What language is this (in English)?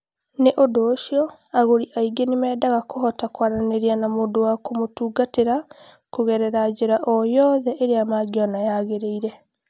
Kikuyu